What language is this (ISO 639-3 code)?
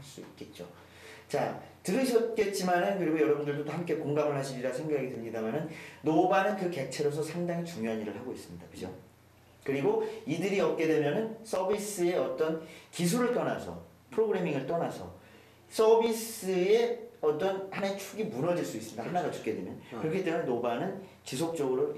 kor